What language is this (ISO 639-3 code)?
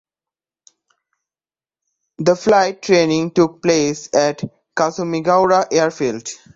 eng